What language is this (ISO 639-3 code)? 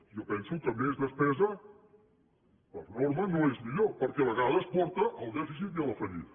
cat